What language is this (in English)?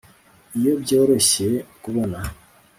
Kinyarwanda